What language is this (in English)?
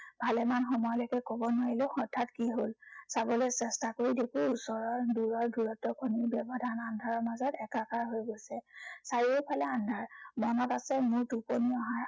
Assamese